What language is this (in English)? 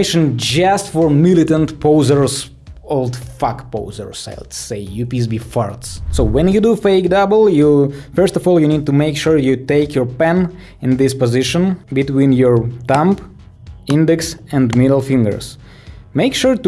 English